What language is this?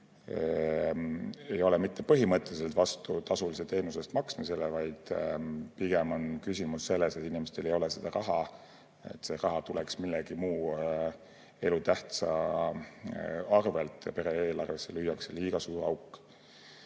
Estonian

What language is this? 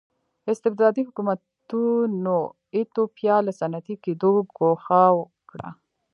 Pashto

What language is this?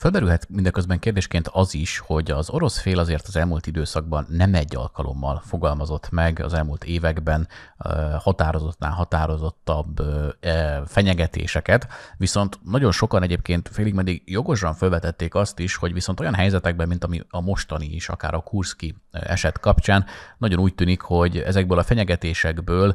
Hungarian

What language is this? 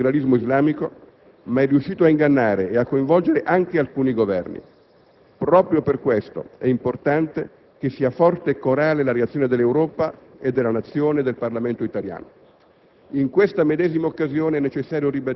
Italian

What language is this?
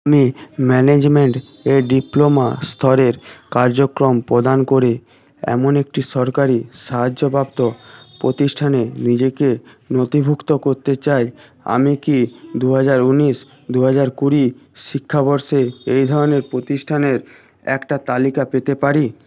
Bangla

